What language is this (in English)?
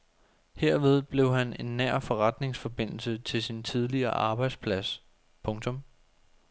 Danish